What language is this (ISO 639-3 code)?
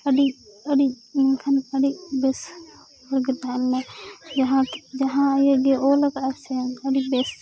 sat